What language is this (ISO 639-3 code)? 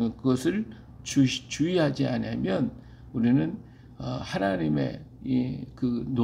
kor